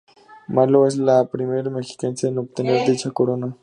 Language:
Spanish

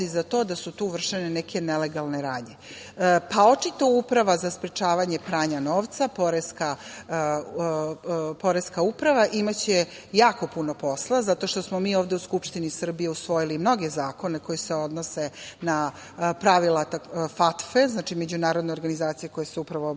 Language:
Serbian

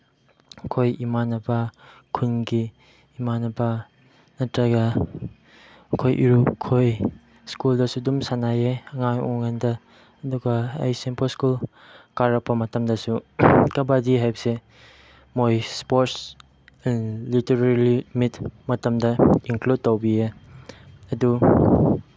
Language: Manipuri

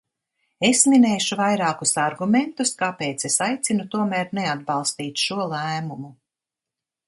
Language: Latvian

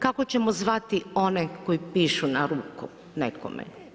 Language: Croatian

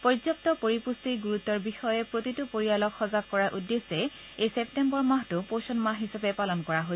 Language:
Assamese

